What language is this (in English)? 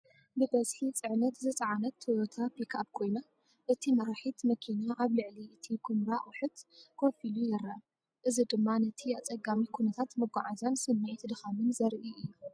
Tigrinya